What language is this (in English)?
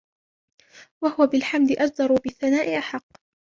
Arabic